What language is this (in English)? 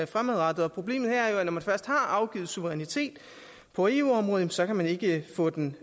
Danish